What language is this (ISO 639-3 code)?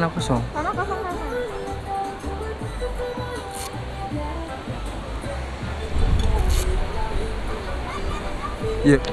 ind